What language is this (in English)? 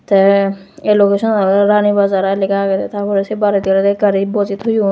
Chakma